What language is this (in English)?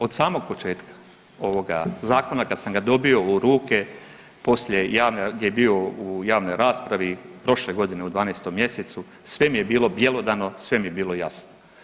Croatian